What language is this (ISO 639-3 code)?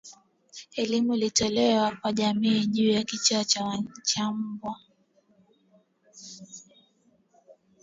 swa